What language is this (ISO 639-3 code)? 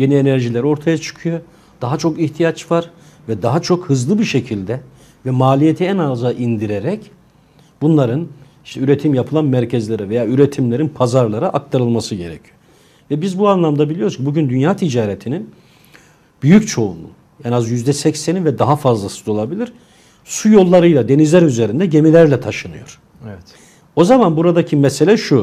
tur